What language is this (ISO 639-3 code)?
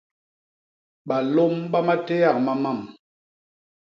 bas